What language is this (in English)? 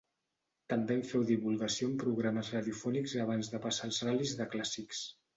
Catalan